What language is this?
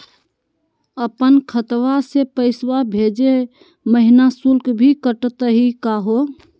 Magahi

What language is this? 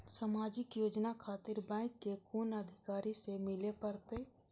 Maithili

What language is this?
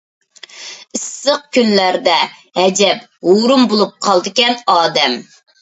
Uyghur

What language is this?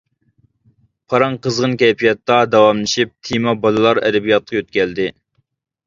Uyghur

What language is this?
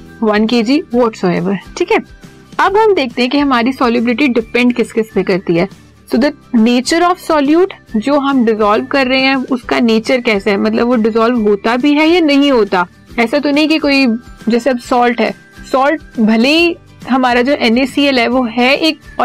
Hindi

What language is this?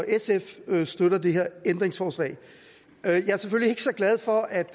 Danish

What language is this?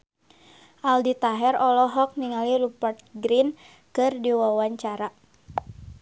Sundanese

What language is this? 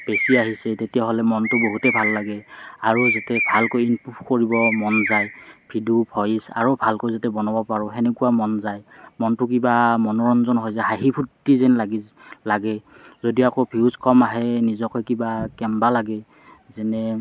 Assamese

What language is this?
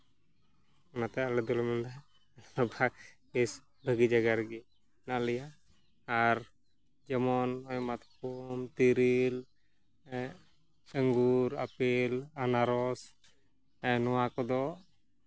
Santali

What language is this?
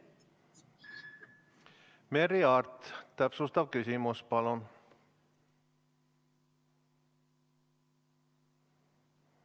Estonian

